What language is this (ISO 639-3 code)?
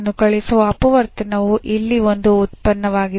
kan